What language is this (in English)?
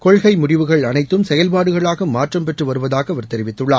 Tamil